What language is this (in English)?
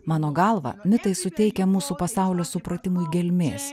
Lithuanian